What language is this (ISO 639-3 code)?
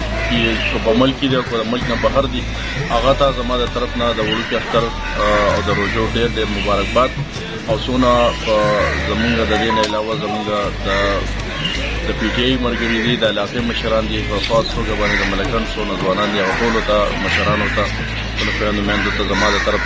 ara